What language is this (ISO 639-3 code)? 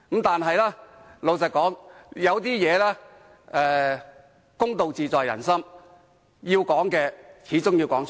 yue